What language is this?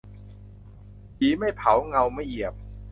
Thai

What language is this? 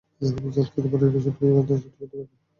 Bangla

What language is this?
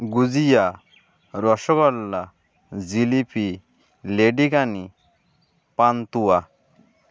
Bangla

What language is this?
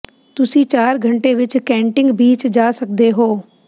Punjabi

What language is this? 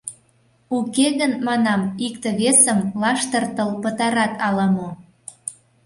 Mari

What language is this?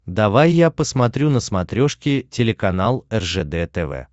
Russian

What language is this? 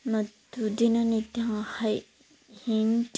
Kannada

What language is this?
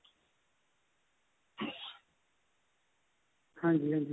Punjabi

